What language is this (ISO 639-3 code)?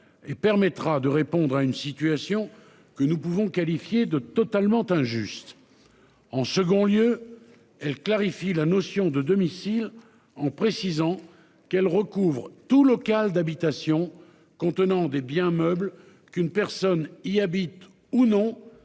fra